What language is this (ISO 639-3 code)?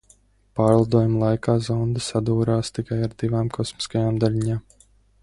lav